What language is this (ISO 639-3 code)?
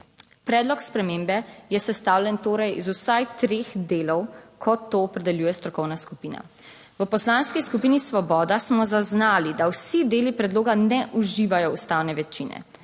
slv